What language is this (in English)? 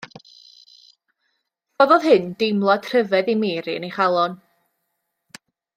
Welsh